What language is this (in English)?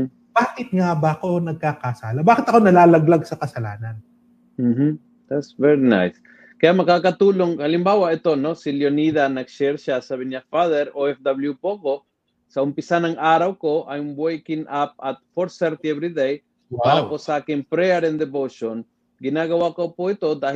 Filipino